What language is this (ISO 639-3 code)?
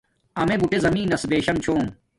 dmk